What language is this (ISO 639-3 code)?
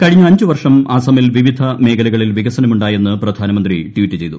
mal